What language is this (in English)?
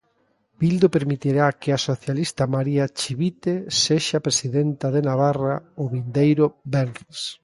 Galician